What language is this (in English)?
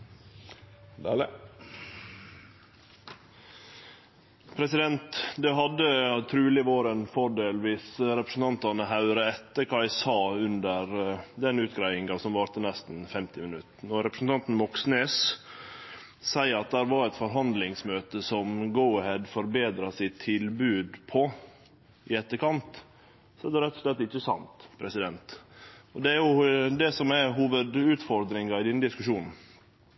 Norwegian